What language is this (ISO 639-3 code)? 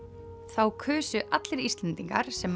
isl